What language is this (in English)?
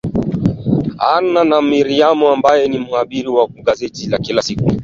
Swahili